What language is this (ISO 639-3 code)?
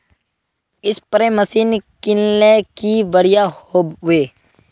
mag